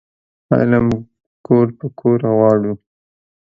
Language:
Pashto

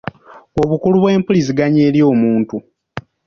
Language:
Ganda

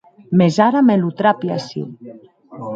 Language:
Occitan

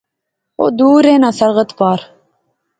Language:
Pahari-Potwari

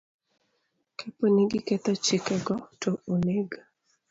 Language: Luo (Kenya and Tanzania)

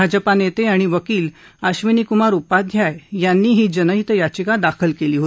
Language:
Marathi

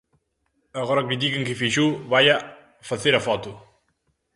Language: Galician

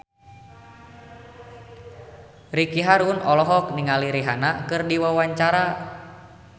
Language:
Sundanese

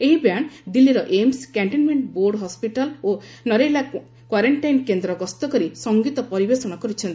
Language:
Odia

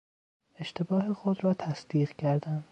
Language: Persian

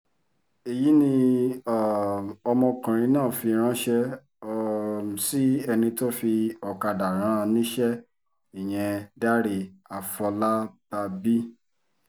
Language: Yoruba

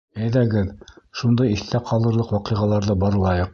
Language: Bashkir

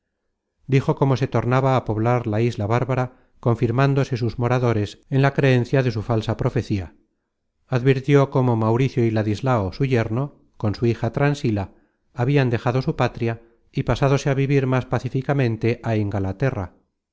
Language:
Spanish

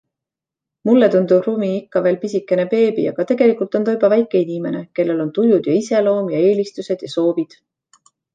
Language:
Estonian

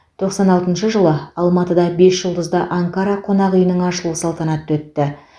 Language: Kazakh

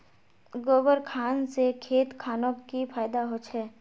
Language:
Magahi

